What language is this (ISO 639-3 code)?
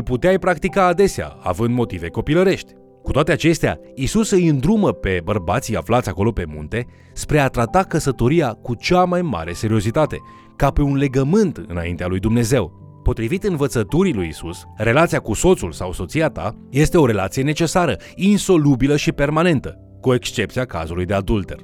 ron